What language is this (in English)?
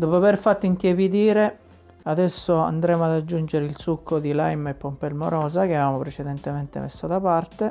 Italian